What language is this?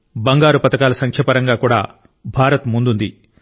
Telugu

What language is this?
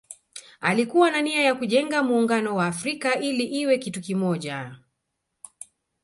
Swahili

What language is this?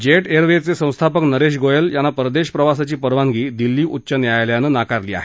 Marathi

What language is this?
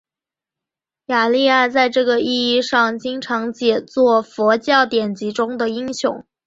Chinese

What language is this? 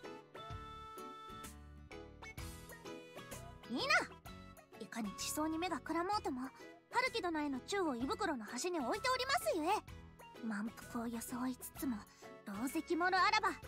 Japanese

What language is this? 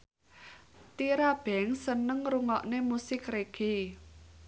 Javanese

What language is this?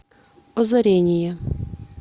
Russian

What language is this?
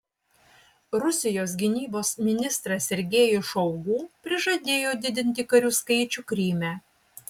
Lithuanian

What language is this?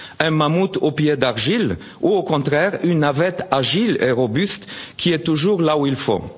French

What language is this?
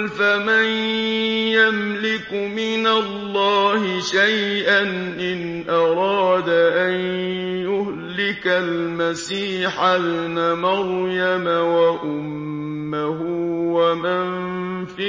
Arabic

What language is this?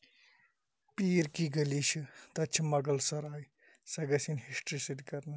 Kashmiri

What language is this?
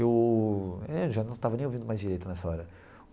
Portuguese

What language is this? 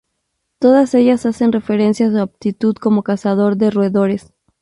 Spanish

